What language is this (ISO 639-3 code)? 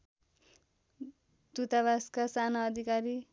nep